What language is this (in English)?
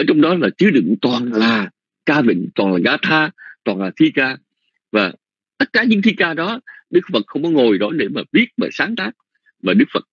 Vietnamese